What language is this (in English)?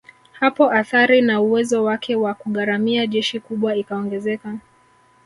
Swahili